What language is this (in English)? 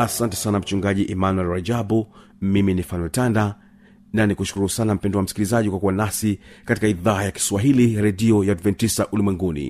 Swahili